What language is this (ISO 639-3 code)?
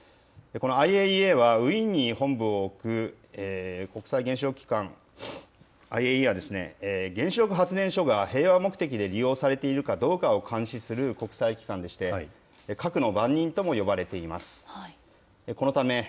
jpn